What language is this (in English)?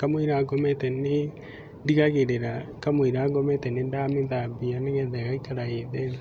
Kikuyu